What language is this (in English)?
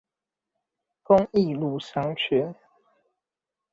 Chinese